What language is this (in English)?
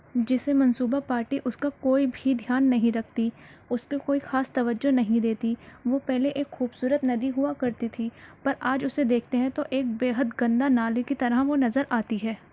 Urdu